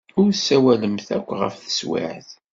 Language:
Kabyle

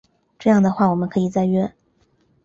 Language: Chinese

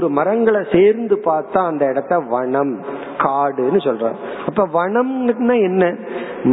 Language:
Tamil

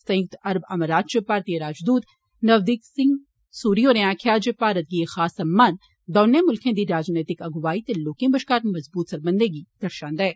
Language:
Dogri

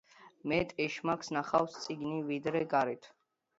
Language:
Georgian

